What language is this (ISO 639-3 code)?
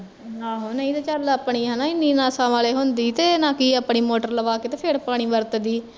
pan